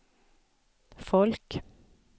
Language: Swedish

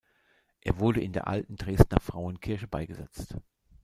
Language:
German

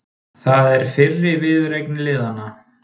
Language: Icelandic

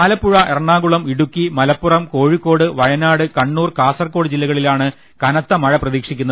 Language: Malayalam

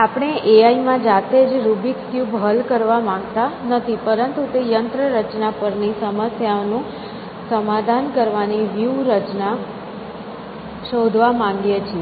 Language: Gujarati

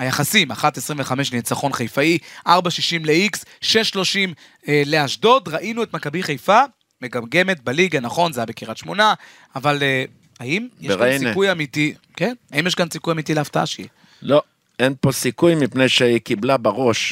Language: Hebrew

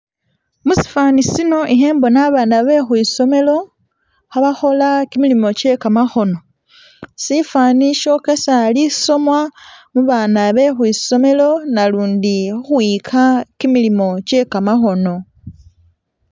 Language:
Masaaba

